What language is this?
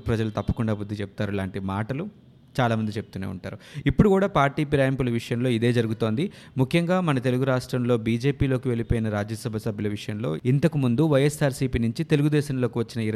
Telugu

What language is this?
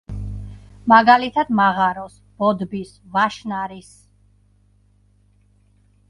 Georgian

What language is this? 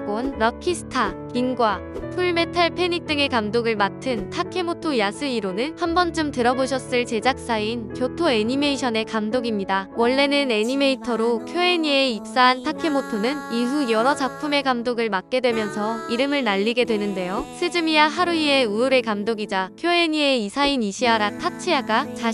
Korean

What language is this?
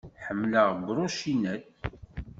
Kabyle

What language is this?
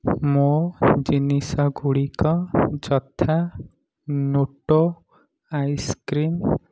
Odia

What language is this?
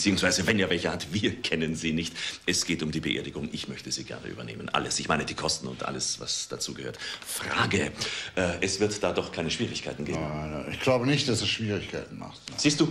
German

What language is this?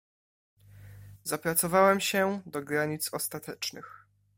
Polish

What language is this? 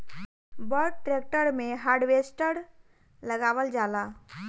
Bhojpuri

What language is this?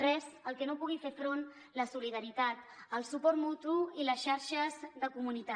Catalan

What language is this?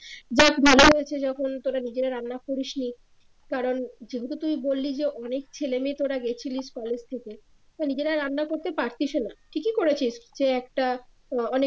Bangla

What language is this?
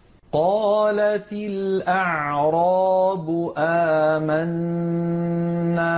Arabic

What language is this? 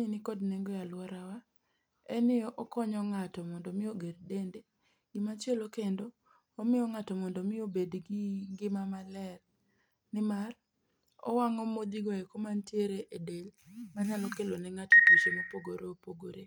Luo (Kenya and Tanzania)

